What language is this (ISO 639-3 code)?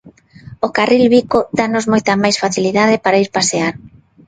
glg